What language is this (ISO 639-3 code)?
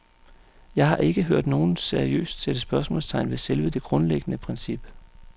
dan